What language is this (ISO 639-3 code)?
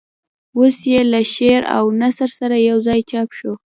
pus